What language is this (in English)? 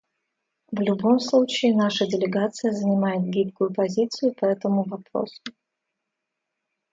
Russian